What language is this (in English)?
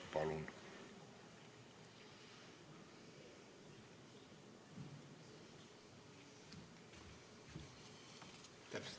Estonian